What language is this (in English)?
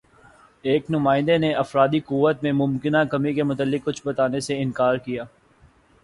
Urdu